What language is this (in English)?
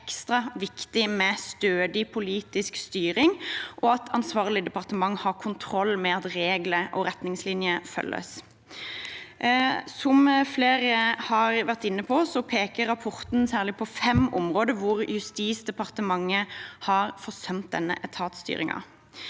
Norwegian